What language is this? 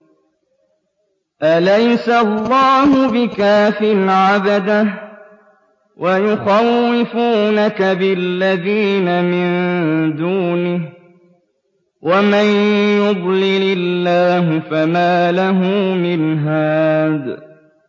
Arabic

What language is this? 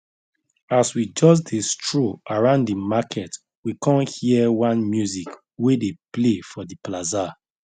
Nigerian Pidgin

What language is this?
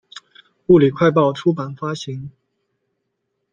Chinese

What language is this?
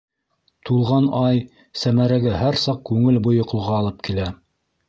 Bashkir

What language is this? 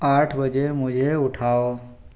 Hindi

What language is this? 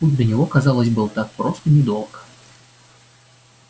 Russian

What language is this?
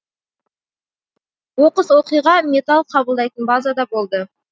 Kazakh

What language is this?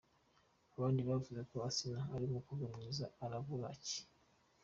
Kinyarwanda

